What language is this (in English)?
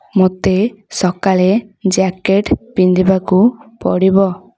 Odia